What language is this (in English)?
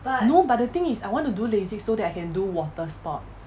English